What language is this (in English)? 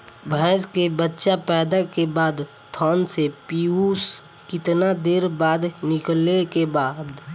Bhojpuri